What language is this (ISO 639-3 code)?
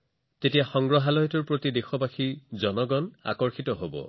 asm